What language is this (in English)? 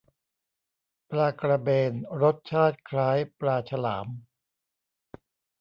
Thai